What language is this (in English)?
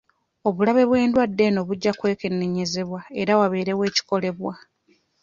Ganda